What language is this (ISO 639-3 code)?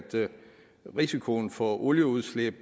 dan